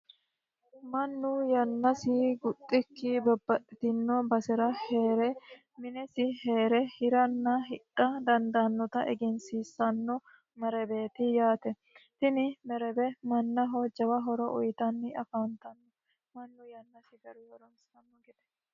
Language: Sidamo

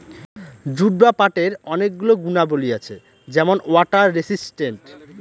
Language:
Bangla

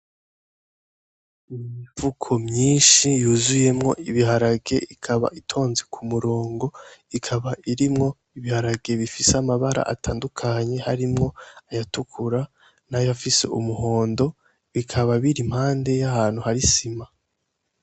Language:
Rundi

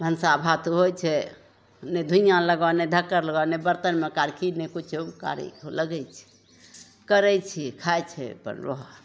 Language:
Maithili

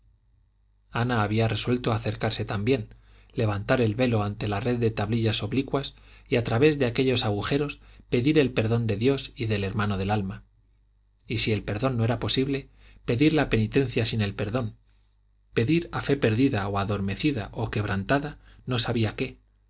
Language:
Spanish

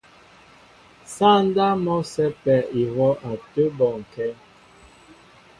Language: Mbo (Cameroon)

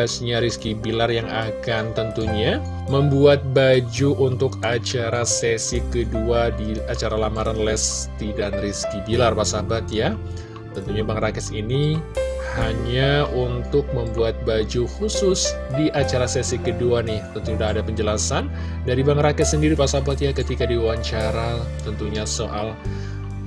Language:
Indonesian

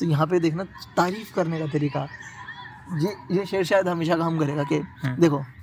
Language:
Hindi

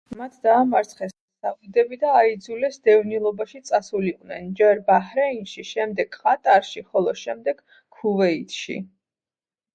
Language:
Georgian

